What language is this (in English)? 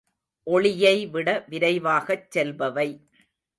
Tamil